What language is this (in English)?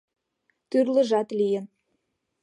Mari